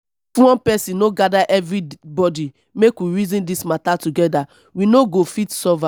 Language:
Nigerian Pidgin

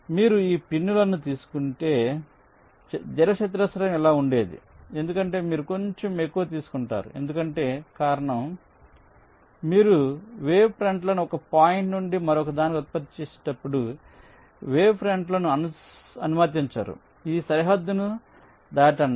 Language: Telugu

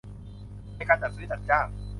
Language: Thai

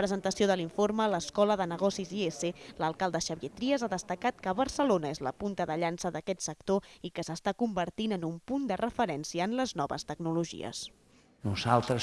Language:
Catalan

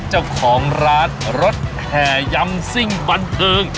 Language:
Thai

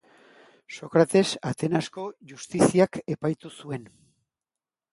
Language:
Basque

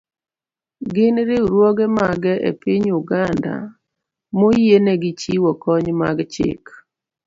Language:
Luo (Kenya and Tanzania)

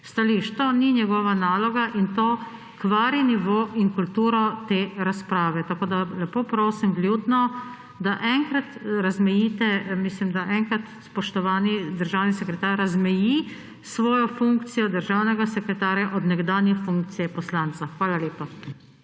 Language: Slovenian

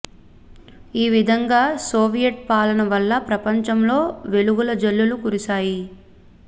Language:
Telugu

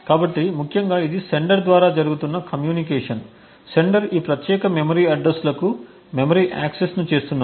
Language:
Telugu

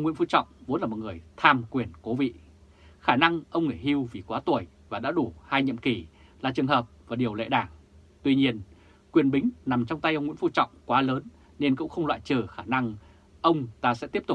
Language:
Vietnamese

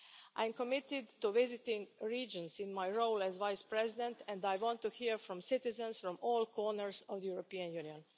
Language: English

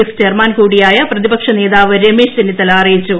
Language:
Malayalam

